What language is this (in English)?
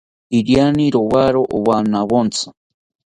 South Ucayali Ashéninka